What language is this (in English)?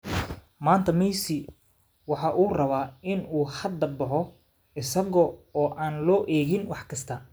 Somali